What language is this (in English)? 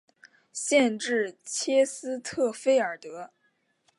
Chinese